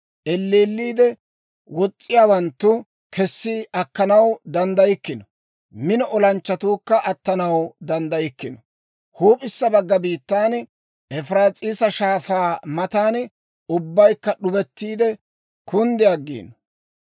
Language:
Dawro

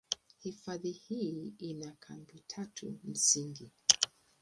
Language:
Swahili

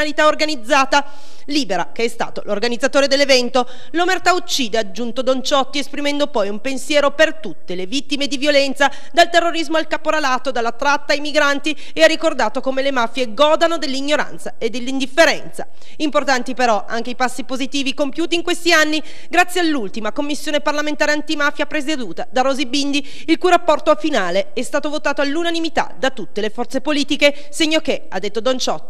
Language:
Italian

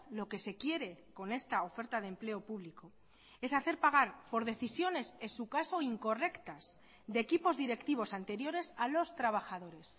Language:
Spanish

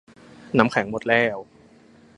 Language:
Thai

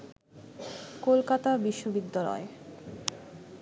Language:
Bangla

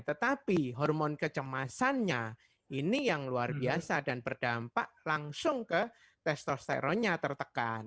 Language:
Indonesian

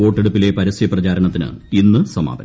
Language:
Malayalam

